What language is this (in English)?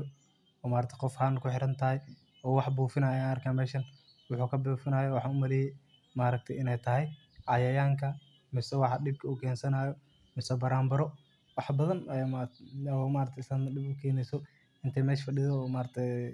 Somali